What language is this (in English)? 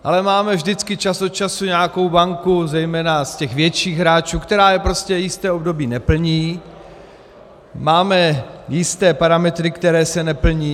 Czech